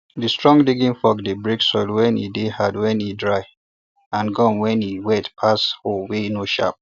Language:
Nigerian Pidgin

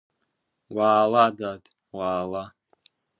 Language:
Abkhazian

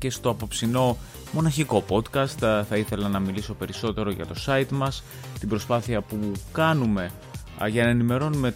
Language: Greek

